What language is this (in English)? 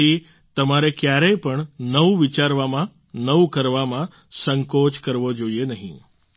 Gujarati